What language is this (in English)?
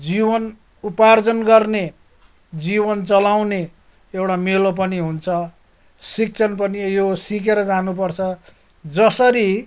Nepali